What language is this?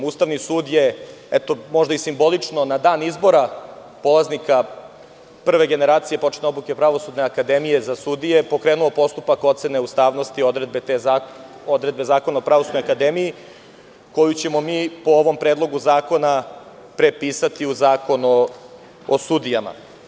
Serbian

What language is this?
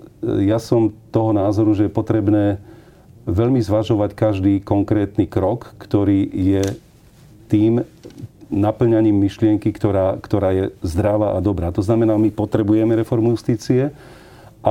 Slovak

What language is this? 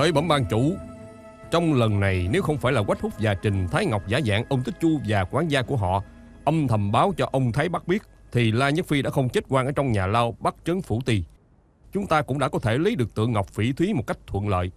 Vietnamese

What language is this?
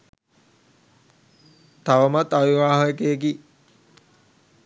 Sinhala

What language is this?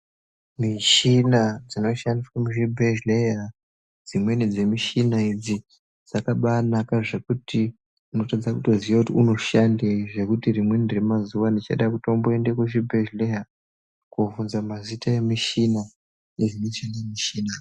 Ndau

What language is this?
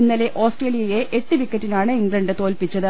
Malayalam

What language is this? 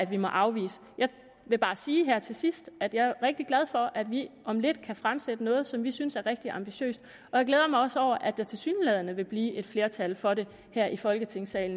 Danish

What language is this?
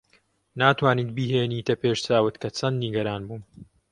Central Kurdish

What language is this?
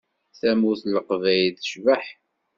Kabyle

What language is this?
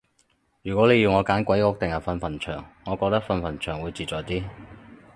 Cantonese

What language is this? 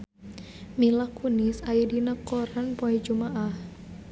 Sundanese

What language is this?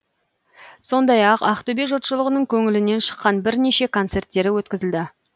Kazakh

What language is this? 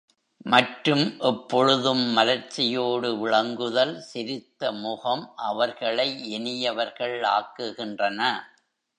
Tamil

